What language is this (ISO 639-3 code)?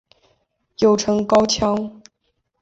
zho